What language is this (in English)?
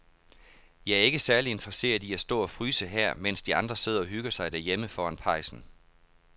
Danish